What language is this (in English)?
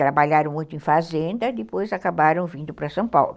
Portuguese